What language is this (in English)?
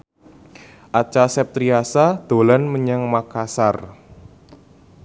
Javanese